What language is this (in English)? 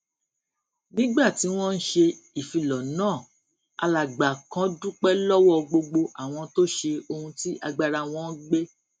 Yoruba